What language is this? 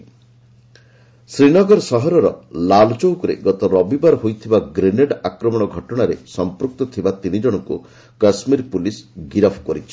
Odia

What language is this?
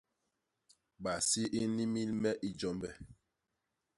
Basaa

